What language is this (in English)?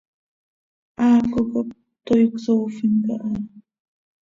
Seri